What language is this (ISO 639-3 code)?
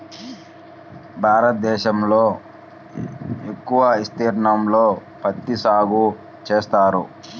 tel